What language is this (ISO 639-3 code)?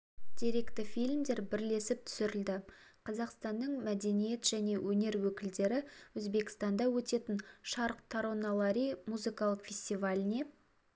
kaz